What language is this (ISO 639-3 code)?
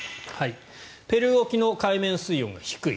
jpn